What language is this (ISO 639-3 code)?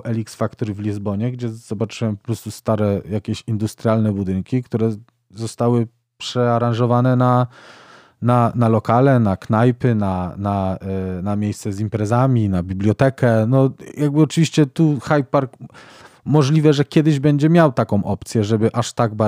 pol